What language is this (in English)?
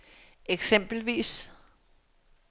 Danish